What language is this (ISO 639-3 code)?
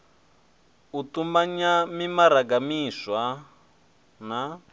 ven